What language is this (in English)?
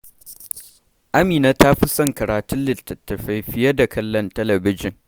Hausa